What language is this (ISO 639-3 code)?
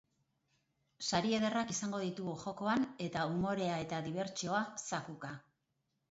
eus